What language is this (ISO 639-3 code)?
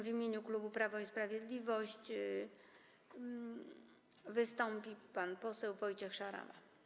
pol